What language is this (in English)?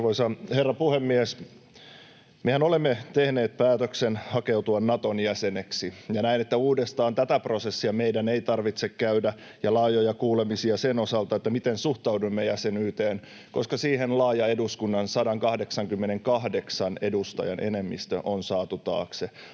Finnish